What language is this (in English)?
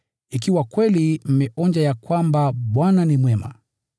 Swahili